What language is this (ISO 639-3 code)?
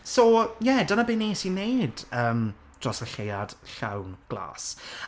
cym